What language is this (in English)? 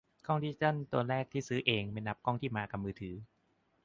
Thai